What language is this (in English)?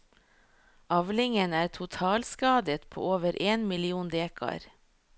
Norwegian